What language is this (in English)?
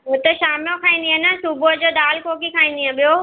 Sindhi